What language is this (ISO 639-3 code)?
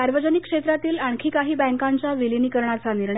mar